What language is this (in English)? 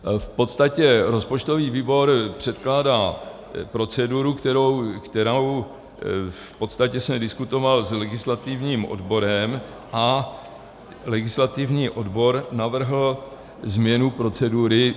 Czech